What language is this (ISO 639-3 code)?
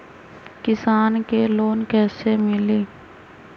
mag